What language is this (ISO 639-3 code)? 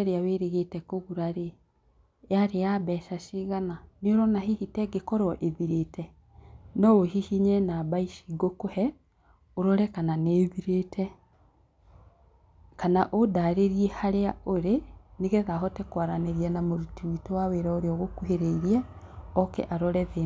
kik